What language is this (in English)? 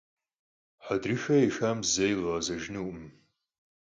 Kabardian